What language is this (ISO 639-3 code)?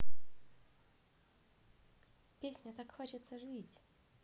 rus